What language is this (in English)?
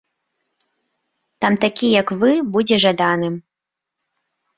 Belarusian